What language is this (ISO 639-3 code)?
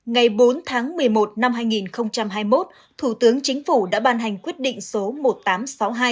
vie